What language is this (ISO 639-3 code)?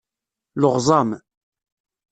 kab